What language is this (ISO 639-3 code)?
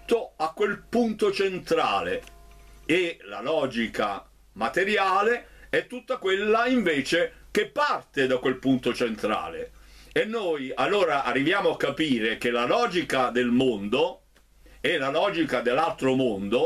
ita